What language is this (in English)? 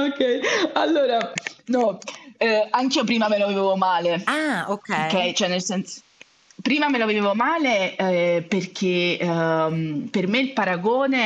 Italian